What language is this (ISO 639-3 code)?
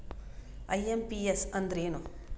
kan